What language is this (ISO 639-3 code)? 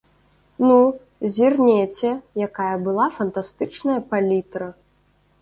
bel